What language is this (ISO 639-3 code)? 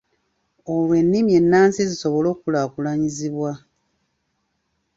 lug